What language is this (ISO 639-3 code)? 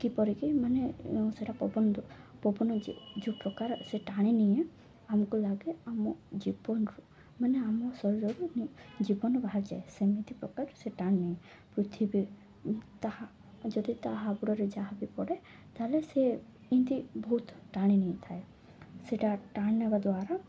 ori